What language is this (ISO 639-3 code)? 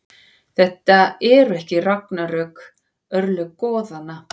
isl